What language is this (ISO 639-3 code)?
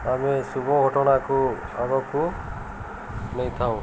ori